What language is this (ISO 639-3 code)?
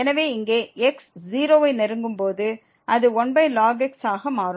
tam